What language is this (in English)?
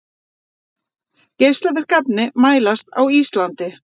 Icelandic